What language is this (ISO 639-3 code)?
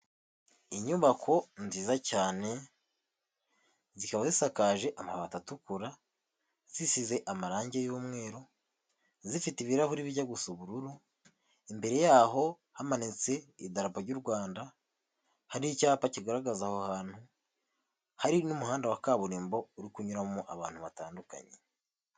kin